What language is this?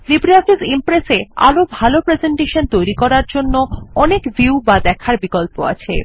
Bangla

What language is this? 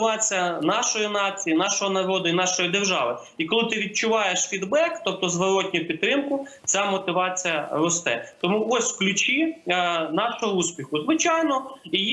Ukrainian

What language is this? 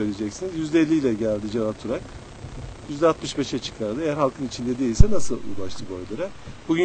Turkish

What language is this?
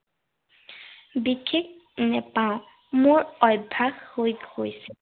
Assamese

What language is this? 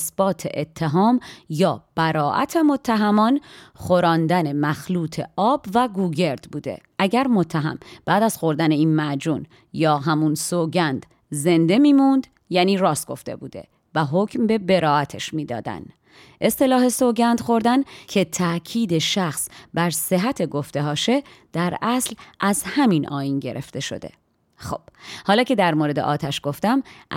Persian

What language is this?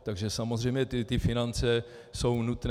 Czech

